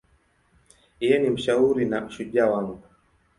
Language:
Swahili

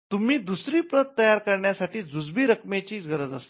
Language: Marathi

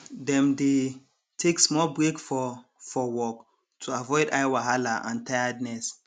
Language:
Nigerian Pidgin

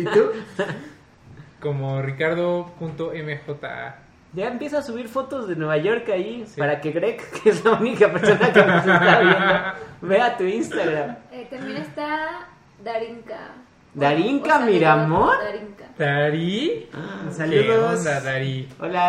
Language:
Spanish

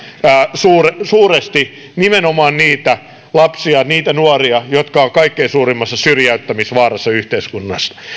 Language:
Finnish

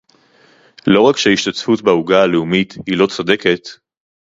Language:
Hebrew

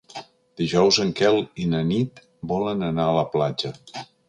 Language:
Catalan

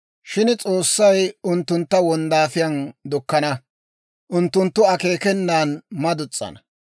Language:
Dawro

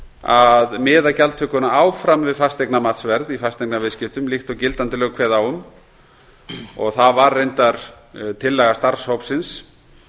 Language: Icelandic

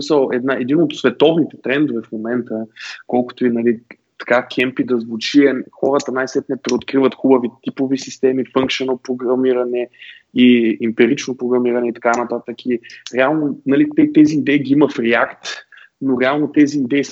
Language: Bulgarian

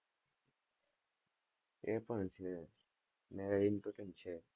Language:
Gujarati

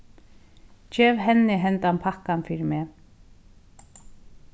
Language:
Faroese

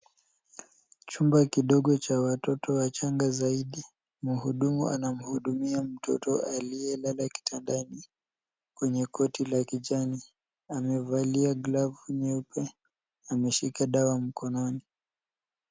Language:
Swahili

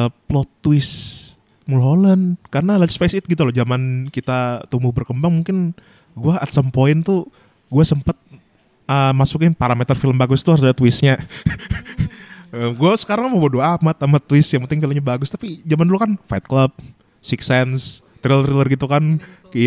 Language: Indonesian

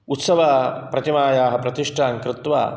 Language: Sanskrit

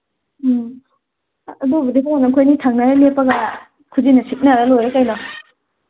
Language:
Manipuri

